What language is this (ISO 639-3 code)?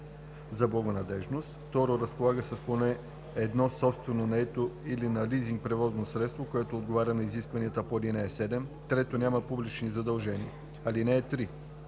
bul